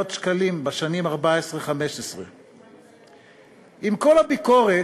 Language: Hebrew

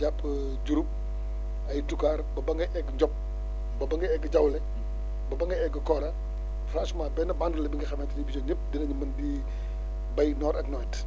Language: Wolof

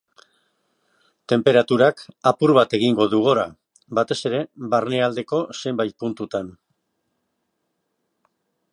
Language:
Basque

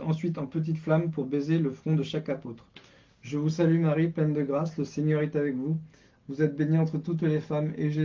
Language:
French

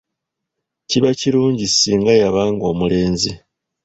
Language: Ganda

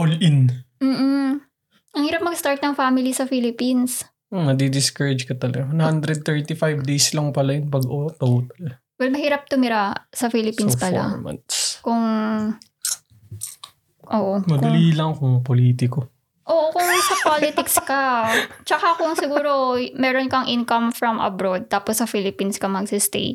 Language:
Filipino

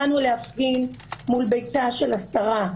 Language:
Hebrew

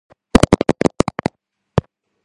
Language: Georgian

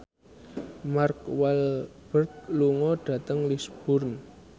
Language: Javanese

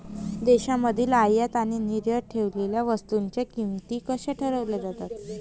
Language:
Marathi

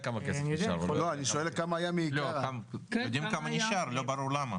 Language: Hebrew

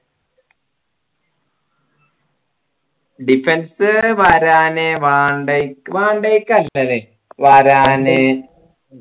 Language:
Malayalam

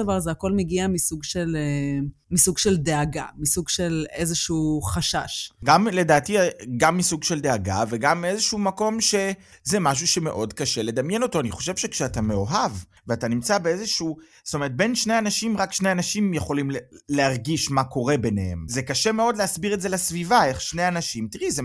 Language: Hebrew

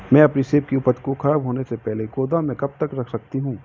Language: Hindi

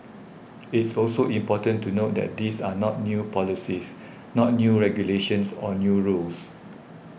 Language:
English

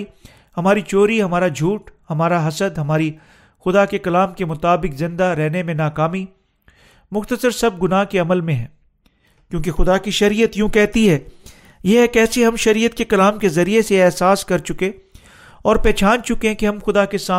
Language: Urdu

